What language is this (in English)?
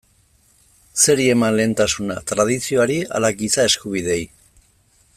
Basque